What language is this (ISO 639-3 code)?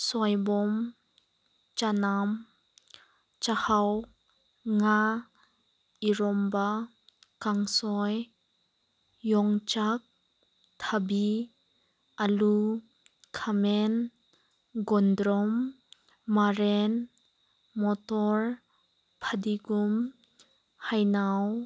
mni